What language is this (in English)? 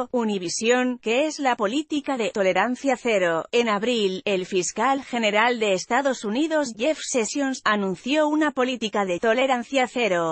Spanish